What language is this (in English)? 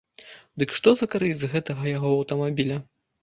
Belarusian